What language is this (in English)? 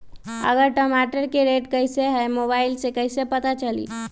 Magahi